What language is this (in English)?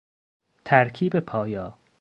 Persian